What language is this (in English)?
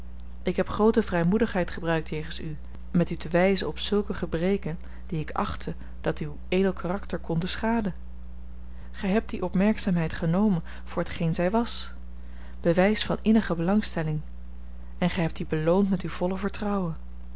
Dutch